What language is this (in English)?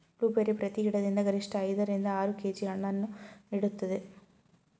Kannada